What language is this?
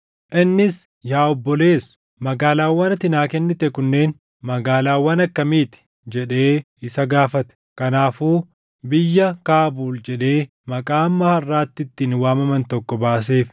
Oromo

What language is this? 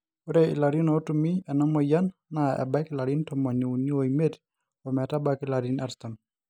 Masai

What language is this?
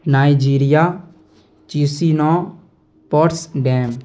Urdu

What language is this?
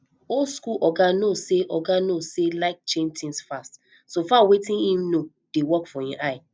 Nigerian Pidgin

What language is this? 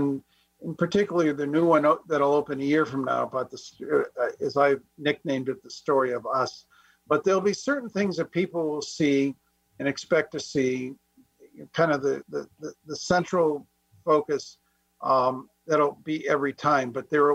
English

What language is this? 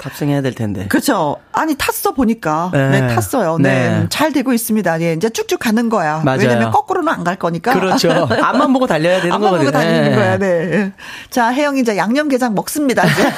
Korean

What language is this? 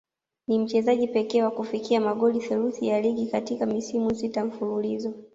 Swahili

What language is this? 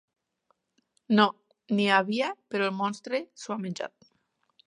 Catalan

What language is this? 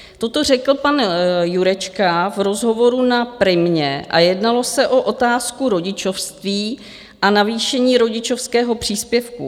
Czech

